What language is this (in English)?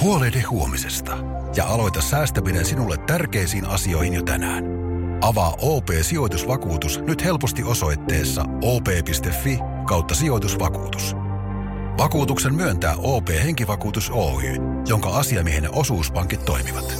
Finnish